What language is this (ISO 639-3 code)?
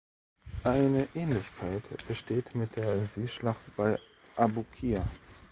deu